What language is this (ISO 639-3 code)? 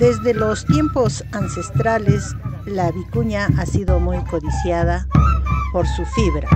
spa